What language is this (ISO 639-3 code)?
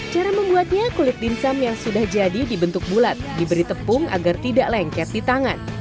ind